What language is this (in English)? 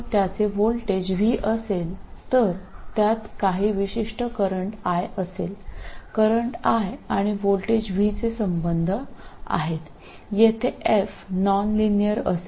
Malayalam